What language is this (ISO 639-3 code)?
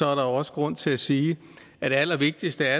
dan